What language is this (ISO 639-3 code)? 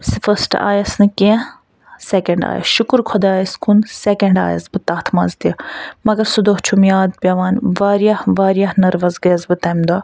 kas